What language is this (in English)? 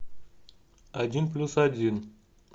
Russian